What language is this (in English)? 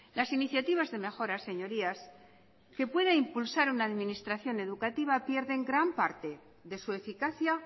Spanish